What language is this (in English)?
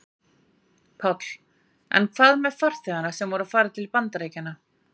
Icelandic